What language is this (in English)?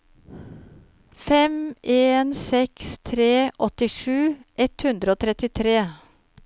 Norwegian